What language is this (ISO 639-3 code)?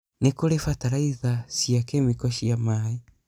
kik